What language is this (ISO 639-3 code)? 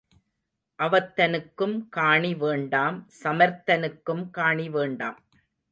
tam